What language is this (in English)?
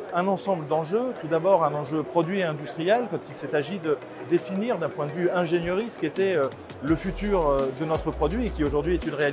French